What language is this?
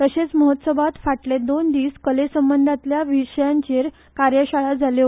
Konkani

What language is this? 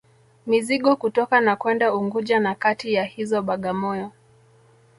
Swahili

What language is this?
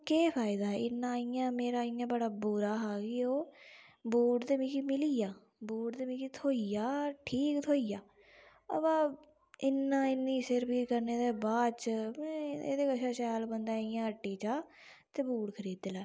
Dogri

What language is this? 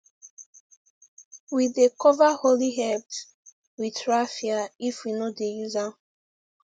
Nigerian Pidgin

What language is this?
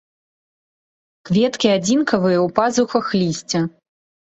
Belarusian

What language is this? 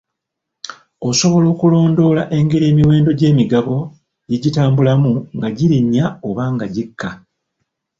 Ganda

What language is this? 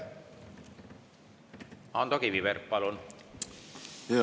Estonian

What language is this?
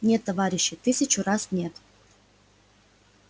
Russian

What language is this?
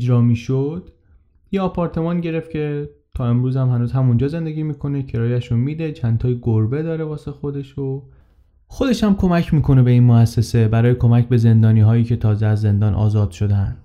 Persian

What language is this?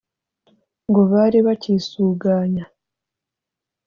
Kinyarwanda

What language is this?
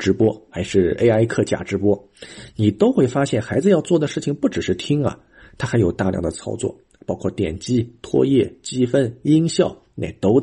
Chinese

